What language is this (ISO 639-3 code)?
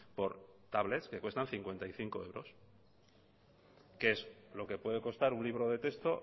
spa